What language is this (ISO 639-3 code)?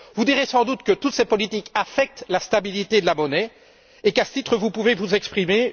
fra